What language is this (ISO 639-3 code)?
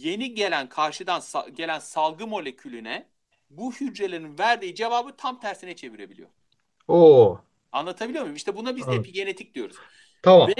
tur